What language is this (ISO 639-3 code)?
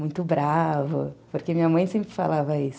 por